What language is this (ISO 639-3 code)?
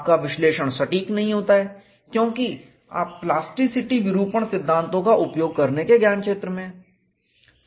hin